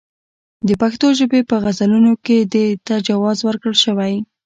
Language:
Pashto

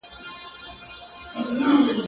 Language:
Pashto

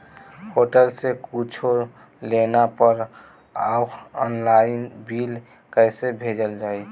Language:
Bhojpuri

